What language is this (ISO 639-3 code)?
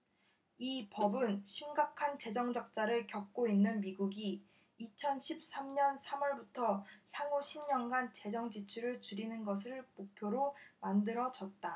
kor